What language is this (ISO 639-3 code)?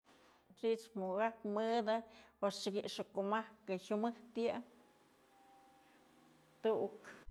mzl